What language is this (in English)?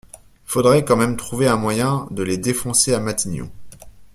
French